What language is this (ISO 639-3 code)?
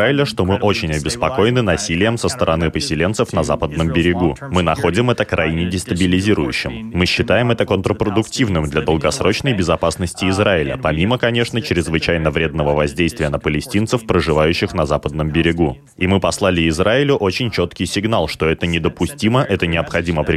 rus